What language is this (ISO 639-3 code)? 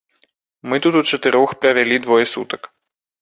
bel